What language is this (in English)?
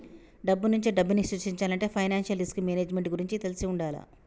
Telugu